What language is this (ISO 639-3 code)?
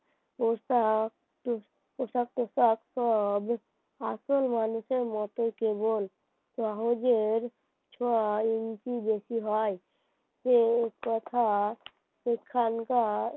ben